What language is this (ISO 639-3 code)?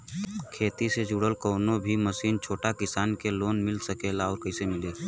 bho